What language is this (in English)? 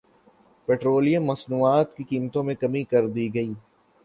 Urdu